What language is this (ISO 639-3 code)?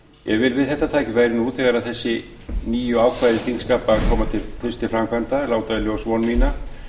isl